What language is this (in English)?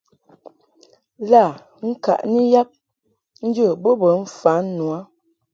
Mungaka